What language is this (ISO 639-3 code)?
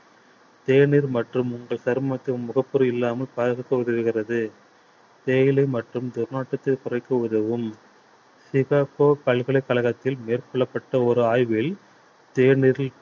tam